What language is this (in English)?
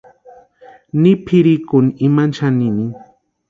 Western Highland Purepecha